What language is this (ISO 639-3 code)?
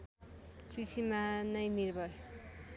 nep